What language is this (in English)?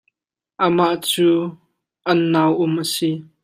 Hakha Chin